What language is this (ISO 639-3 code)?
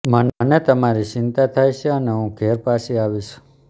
guj